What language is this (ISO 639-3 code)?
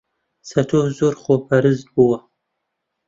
ckb